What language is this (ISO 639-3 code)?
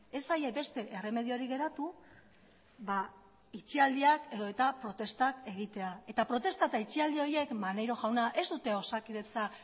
eus